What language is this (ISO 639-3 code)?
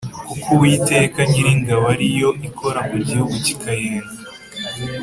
kin